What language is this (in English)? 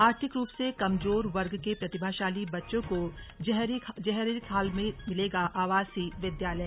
Hindi